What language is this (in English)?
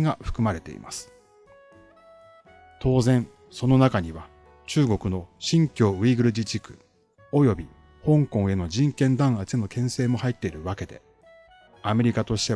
Japanese